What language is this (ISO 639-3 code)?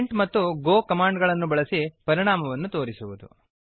kan